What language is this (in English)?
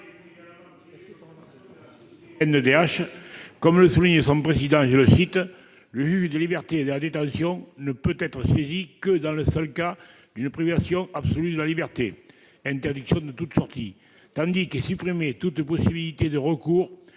French